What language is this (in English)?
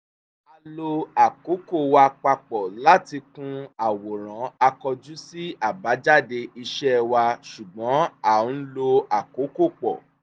Yoruba